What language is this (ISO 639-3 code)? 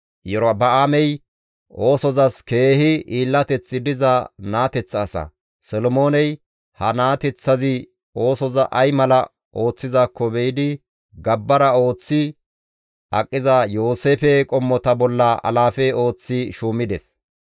gmv